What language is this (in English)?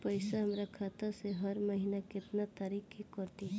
Bhojpuri